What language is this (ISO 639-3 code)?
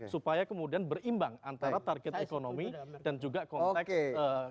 ind